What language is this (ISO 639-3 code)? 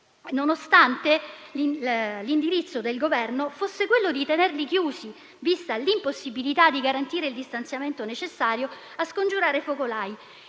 ita